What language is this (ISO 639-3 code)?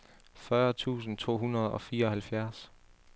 dan